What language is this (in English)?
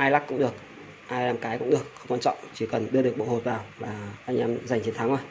Vietnamese